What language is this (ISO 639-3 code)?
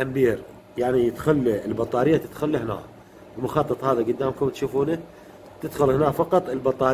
ara